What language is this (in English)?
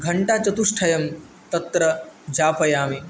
Sanskrit